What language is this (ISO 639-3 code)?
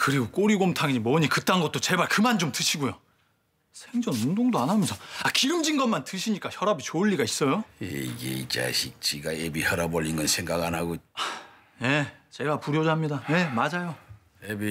kor